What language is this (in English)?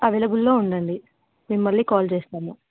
Telugu